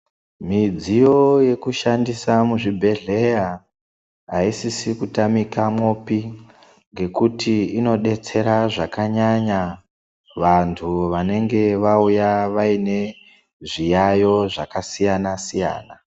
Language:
Ndau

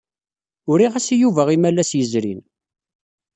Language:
Kabyle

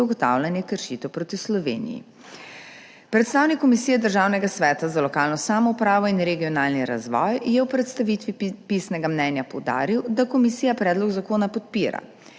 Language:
Slovenian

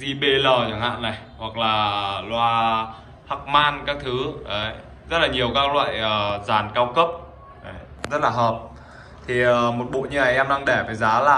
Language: Vietnamese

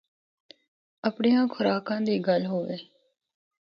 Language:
Northern Hindko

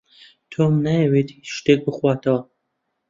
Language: Central Kurdish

